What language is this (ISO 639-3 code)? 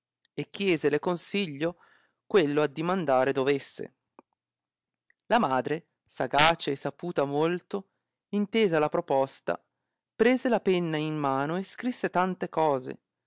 ita